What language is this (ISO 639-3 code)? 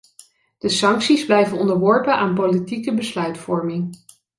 nld